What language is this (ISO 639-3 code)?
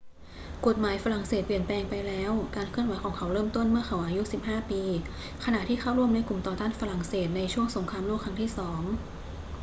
tha